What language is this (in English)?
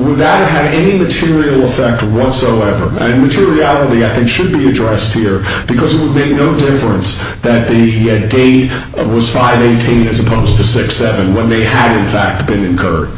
English